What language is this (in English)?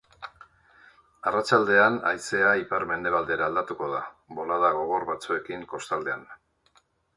Basque